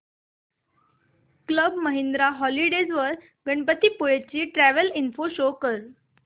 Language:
Marathi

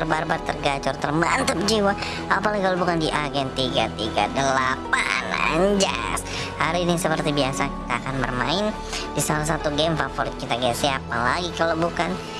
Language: Indonesian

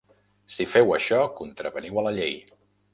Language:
Catalan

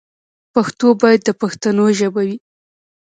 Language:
Pashto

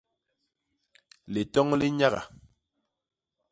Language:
Basaa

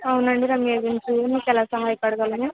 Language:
Telugu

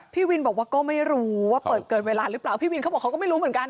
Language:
Thai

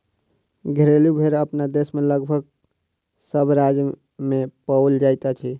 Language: Maithili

